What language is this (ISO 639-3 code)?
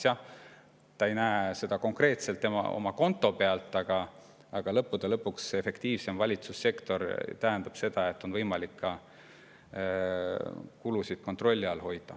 est